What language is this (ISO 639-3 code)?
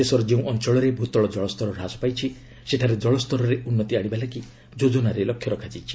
ori